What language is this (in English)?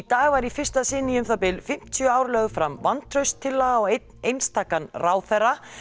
Icelandic